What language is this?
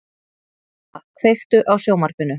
Icelandic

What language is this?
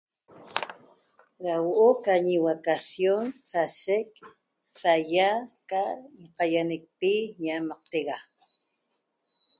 Toba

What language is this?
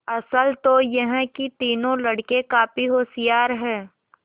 Hindi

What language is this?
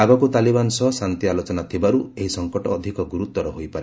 Odia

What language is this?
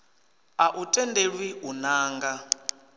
Venda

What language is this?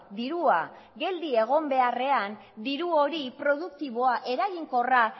Basque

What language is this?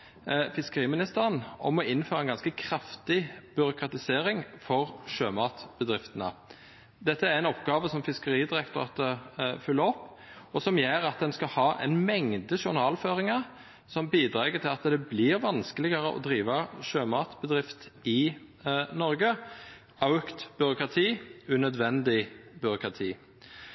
Norwegian Nynorsk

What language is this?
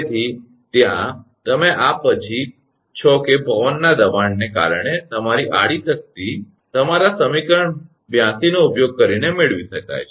Gujarati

